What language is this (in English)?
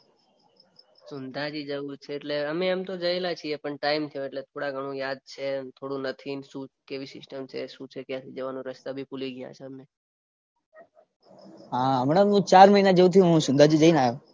Gujarati